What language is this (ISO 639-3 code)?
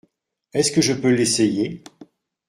fra